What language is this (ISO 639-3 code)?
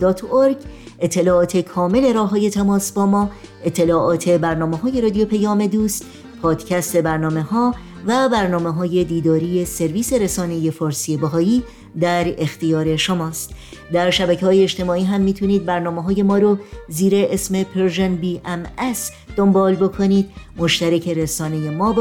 fas